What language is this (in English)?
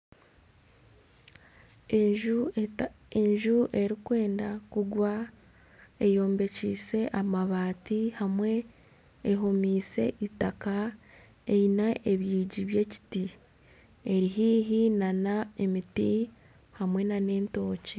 Nyankole